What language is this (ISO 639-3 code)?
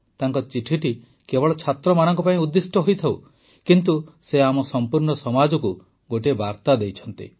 ori